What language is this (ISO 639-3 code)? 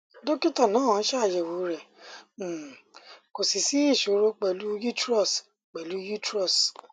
yor